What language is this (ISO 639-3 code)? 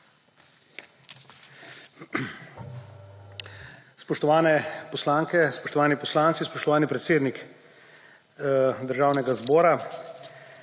slv